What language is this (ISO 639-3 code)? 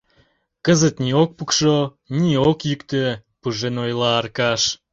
chm